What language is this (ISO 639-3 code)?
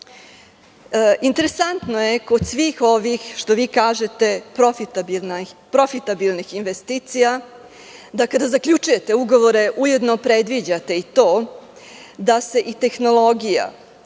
srp